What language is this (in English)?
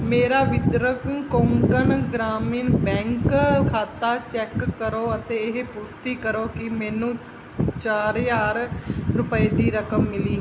Punjabi